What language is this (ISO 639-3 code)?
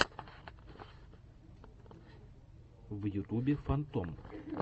rus